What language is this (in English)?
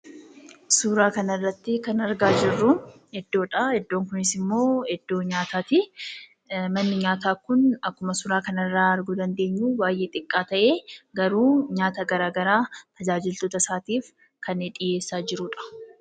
Oromo